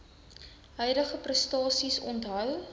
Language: Afrikaans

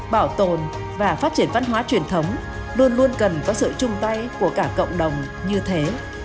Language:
Vietnamese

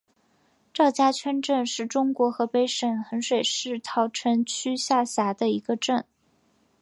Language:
Chinese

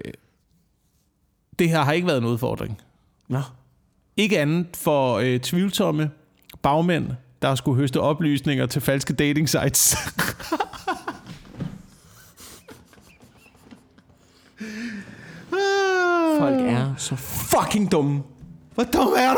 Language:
Danish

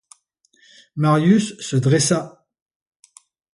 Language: French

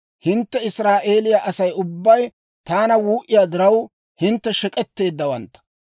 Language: Dawro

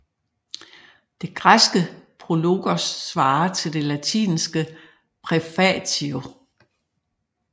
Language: Danish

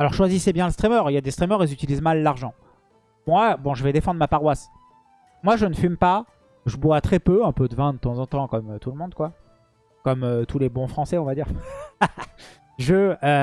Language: French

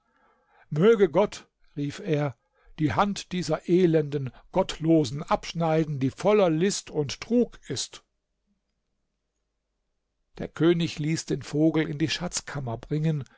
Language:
German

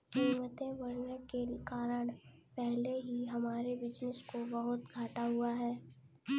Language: Hindi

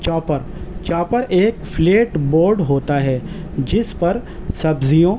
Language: Urdu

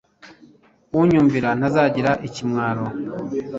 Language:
Kinyarwanda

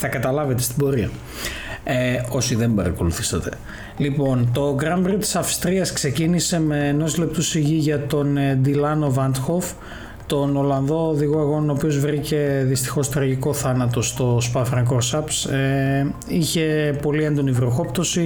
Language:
Greek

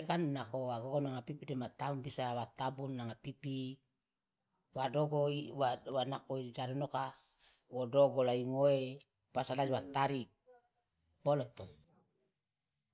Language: Loloda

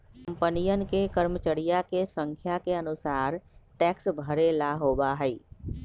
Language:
Magahi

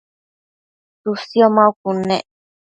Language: Matsés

